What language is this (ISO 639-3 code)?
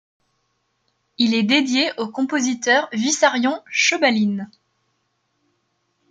fra